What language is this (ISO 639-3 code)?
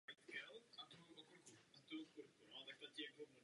ces